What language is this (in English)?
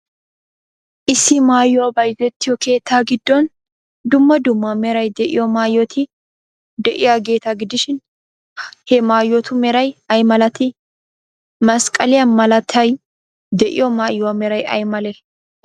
Wolaytta